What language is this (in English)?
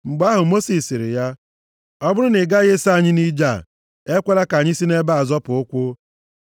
Igbo